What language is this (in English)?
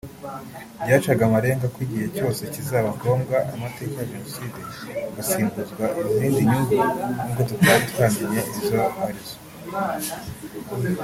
Kinyarwanda